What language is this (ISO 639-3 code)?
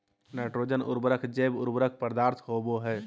mag